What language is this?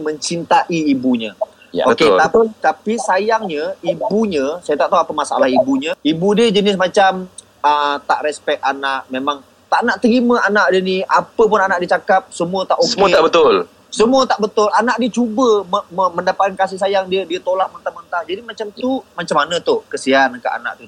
Malay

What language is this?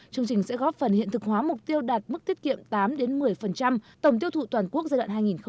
Vietnamese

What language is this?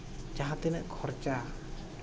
Santali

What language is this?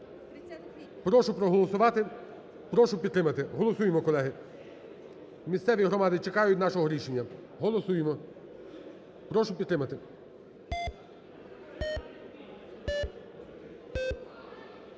Ukrainian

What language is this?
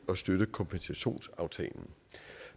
Danish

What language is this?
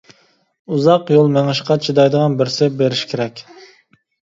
Uyghur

